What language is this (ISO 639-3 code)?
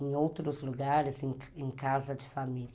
por